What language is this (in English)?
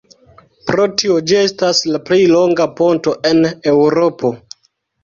Esperanto